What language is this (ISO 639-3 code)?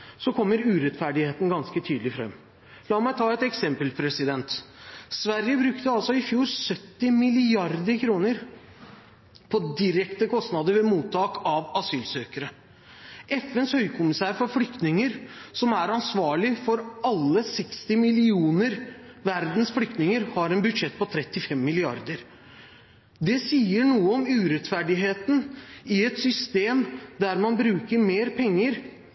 nob